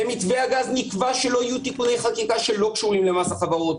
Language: Hebrew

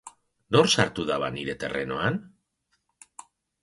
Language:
Basque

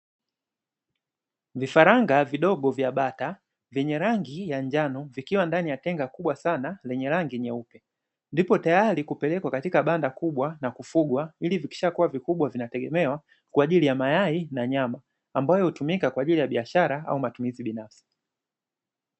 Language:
Swahili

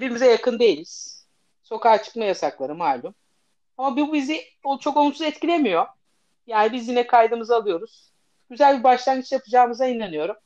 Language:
Turkish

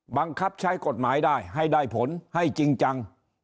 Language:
Thai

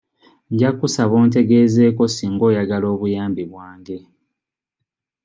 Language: Ganda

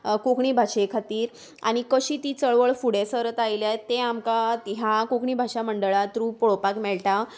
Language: Konkani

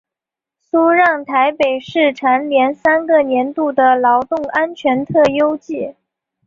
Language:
Chinese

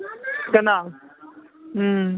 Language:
Kashmiri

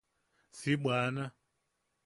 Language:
Yaqui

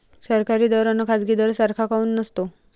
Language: Marathi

